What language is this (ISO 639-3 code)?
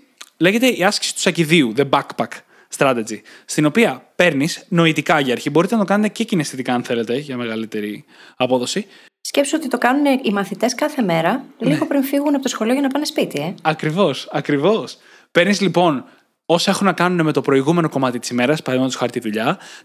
ell